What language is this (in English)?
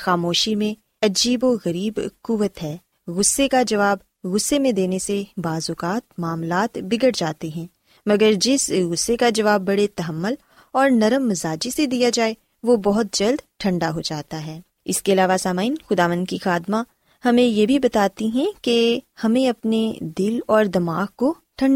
Urdu